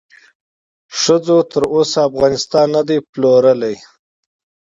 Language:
Pashto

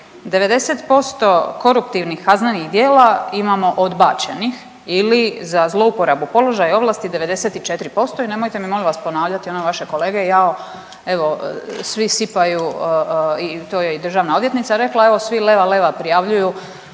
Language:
Croatian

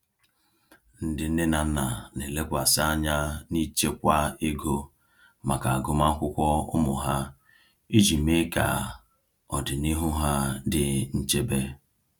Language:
Igbo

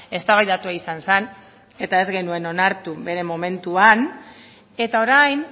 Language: Basque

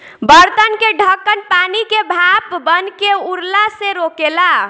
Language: Bhojpuri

